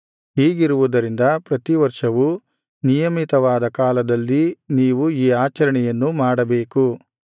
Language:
Kannada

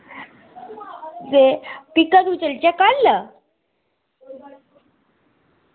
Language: Dogri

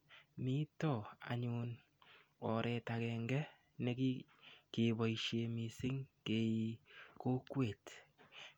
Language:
Kalenjin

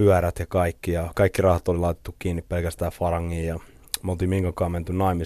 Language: Finnish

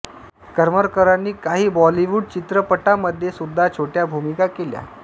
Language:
Marathi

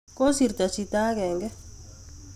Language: Kalenjin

